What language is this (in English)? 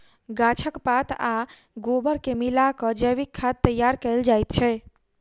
Maithili